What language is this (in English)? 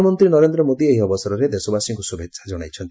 Odia